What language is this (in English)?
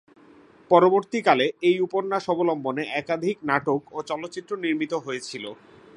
Bangla